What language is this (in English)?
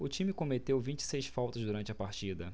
Portuguese